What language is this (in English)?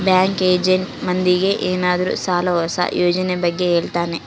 Kannada